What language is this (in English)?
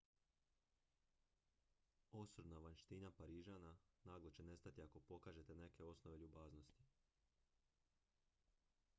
Croatian